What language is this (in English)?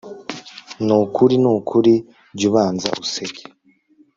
Kinyarwanda